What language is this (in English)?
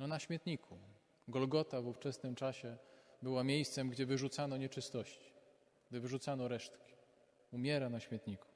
Polish